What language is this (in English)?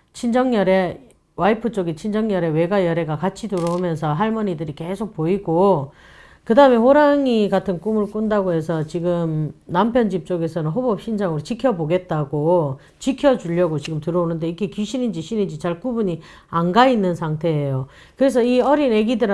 Korean